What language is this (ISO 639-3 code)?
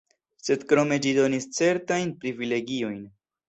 epo